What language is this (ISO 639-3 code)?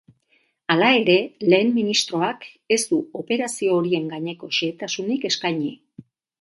eus